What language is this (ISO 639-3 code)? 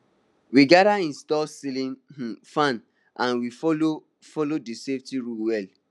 pcm